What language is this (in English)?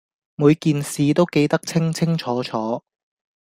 Cantonese